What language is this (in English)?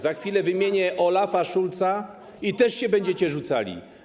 Polish